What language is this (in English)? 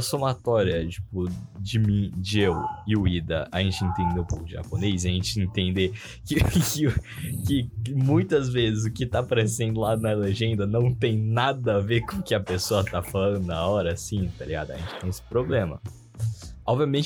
Portuguese